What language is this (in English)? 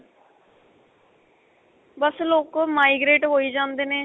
Punjabi